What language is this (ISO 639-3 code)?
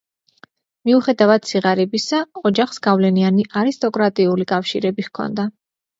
kat